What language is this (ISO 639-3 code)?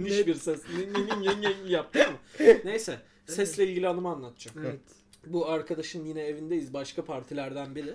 tur